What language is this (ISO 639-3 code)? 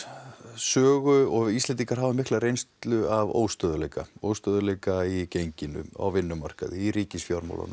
isl